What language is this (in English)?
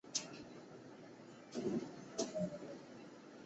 Chinese